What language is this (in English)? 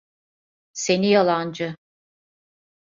Turkish